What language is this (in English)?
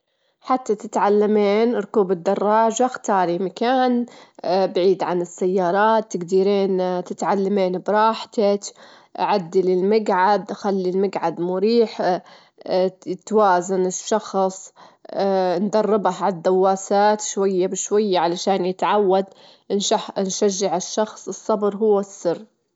Gulf Arabic